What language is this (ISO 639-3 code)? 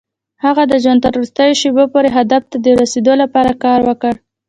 pus